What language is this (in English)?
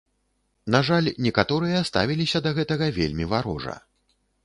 Belarusian